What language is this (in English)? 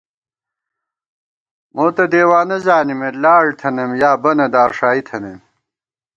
Gawar-Bati